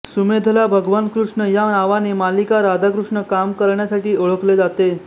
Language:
Marathi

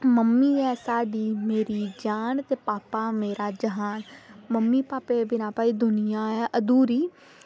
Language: Dogri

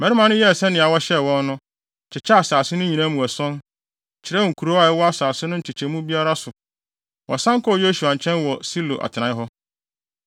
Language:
Akan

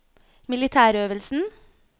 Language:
Norwegian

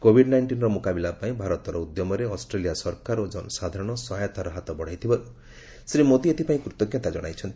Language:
Odia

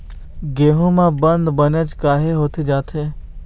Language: Chhattisgarhi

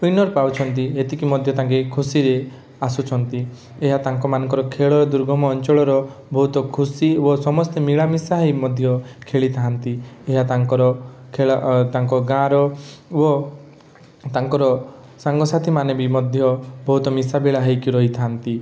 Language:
Odia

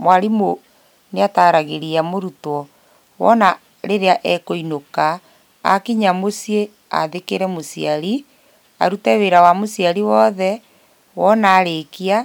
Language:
Kikuyu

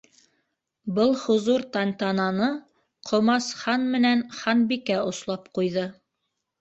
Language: Bashkir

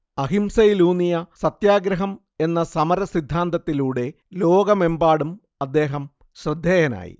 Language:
Malayalam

